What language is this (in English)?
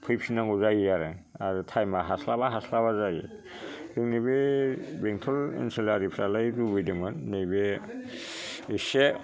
Bodo